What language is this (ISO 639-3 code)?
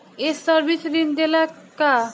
bho